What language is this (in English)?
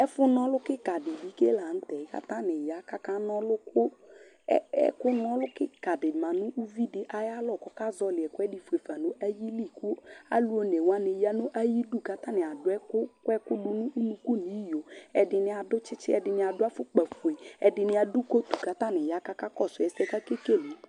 Ikposo